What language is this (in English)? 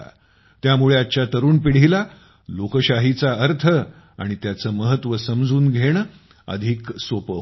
Marathi